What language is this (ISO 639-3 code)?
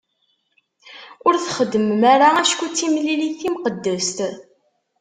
kab